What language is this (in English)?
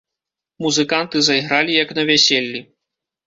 Belarusian